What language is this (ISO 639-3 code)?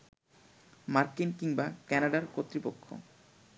ben